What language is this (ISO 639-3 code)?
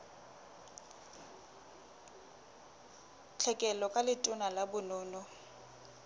sot